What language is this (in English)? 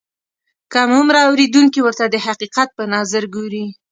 Pashto